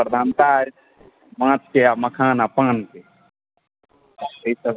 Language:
Maithili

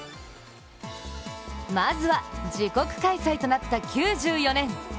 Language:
Japanese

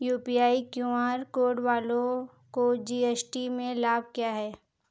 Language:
Hindi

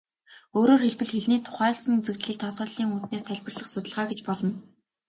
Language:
Mongolian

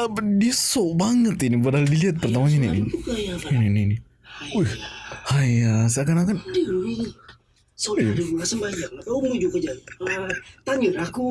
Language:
Indonesian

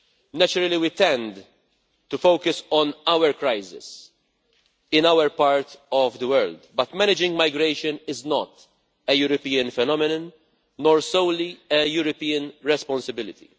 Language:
English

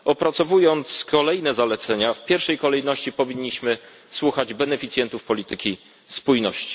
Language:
Polish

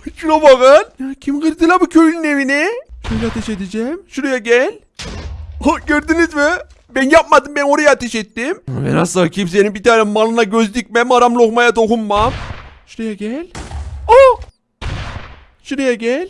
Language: Turkish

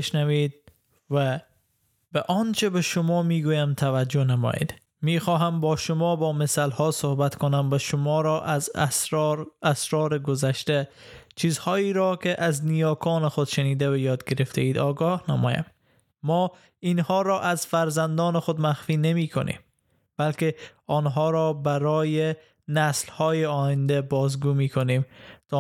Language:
Persian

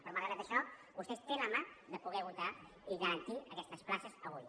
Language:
Catalan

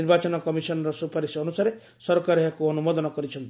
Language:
Odia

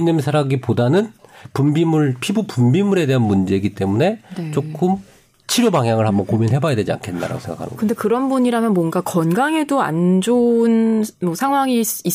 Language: Korean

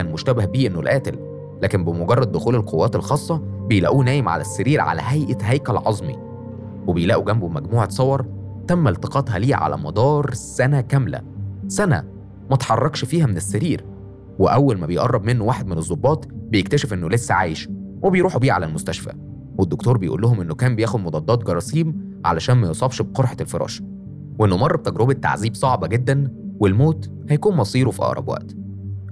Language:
Arabic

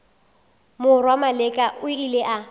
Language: Northern Sotho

